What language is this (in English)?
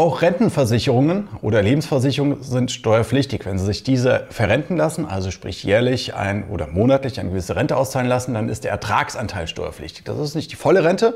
German